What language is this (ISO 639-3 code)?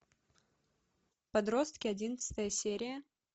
rus